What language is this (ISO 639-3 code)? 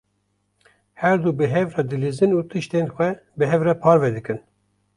kur